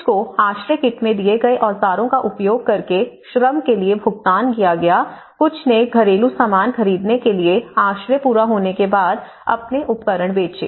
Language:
Hindi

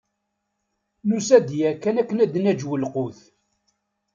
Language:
Kabyle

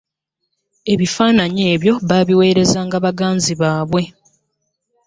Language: Ganda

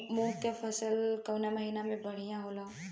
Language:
Bhojpuri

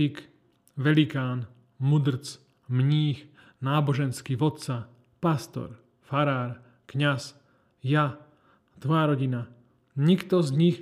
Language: Slovak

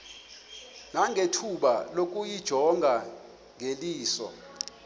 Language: Xhosa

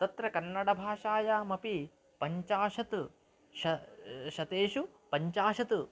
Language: Sanskrit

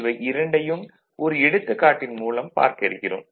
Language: Tamil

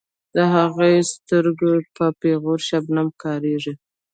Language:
Pashto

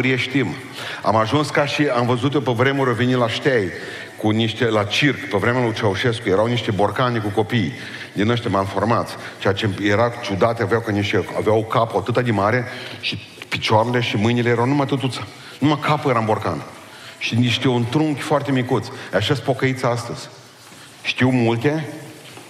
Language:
Romanian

